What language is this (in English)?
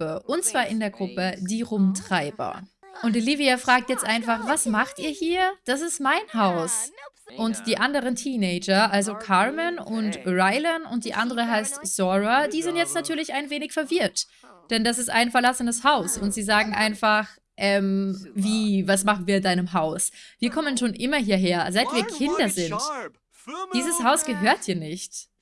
German